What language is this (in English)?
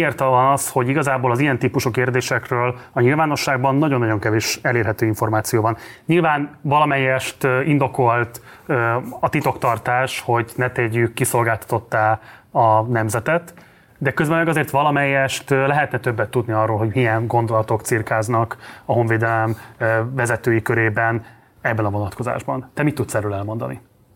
Hungarian